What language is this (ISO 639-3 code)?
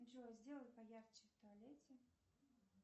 rus